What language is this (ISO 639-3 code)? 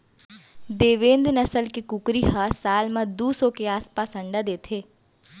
hne